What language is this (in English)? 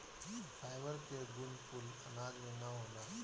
Bhojpuri